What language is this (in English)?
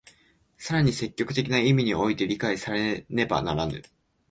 Japanese